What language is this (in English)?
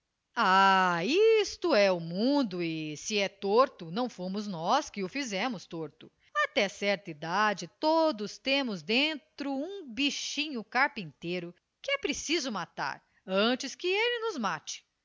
Portuguese